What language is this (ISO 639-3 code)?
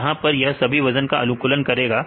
hin